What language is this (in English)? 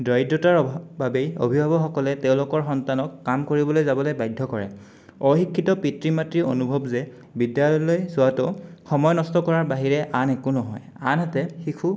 Assamese